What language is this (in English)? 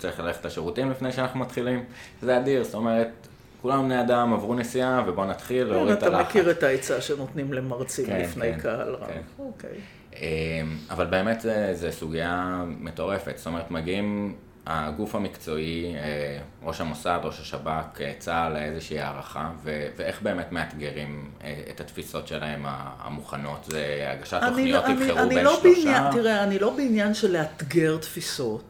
Hebrew